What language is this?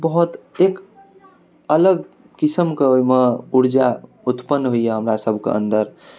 Maithili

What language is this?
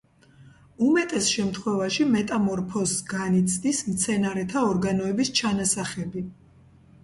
Georgian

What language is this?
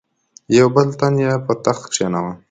Pashto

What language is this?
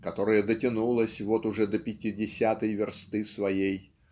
Russian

